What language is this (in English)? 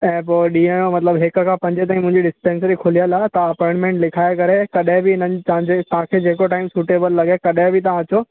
Sindhi